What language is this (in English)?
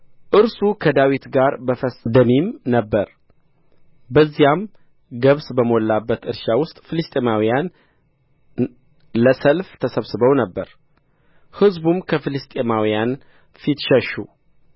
Amharic